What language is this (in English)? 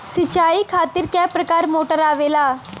Bhojpuri